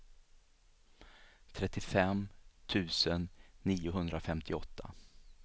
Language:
Swedish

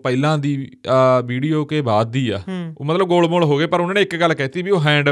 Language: Punjabi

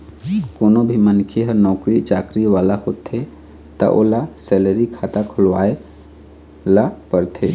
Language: Chhattisgarhi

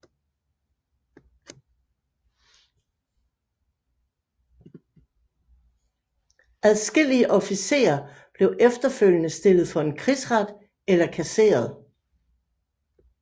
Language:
Danish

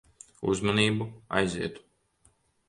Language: Latvian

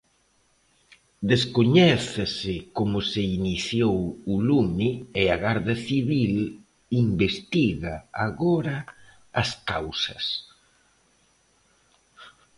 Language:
Galician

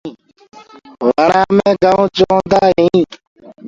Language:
Gurgula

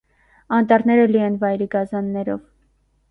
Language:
Armenian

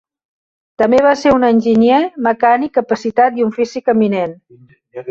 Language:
Catalan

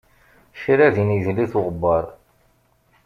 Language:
Kabyle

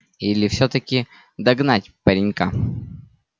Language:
Russian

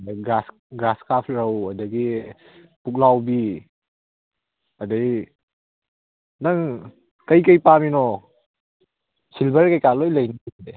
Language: Manipuri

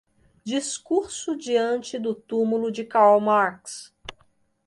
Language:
Portuguese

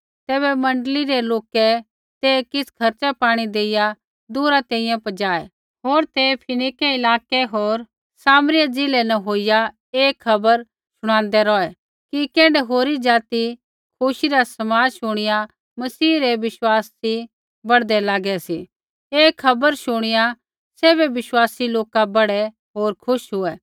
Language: Kullu Pahari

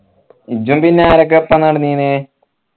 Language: Malayalam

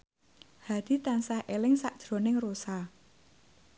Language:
Javanese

